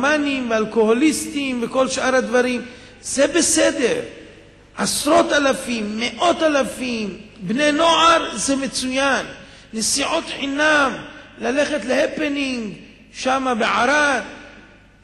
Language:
Hebrew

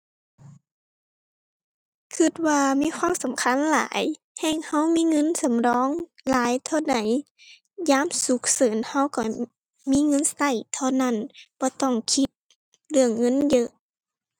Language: Thai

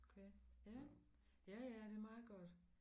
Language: Danish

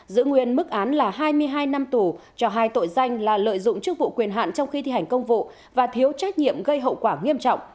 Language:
Vietnamese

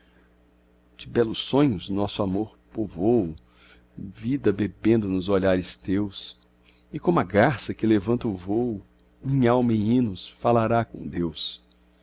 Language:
Portuguese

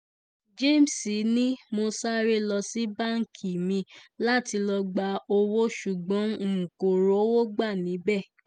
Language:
Yoruba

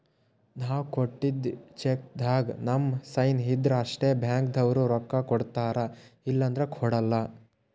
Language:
Kannada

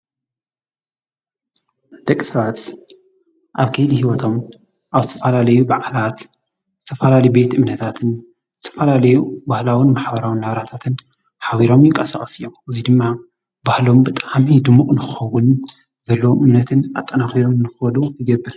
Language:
Tigrinya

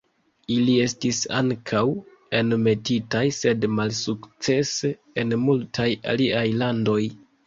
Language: Esperanto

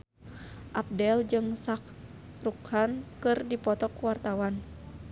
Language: Sundanese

